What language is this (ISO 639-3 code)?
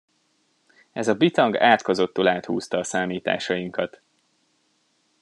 hun